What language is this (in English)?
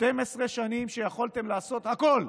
Hebrew